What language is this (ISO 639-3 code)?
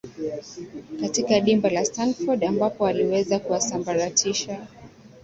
swa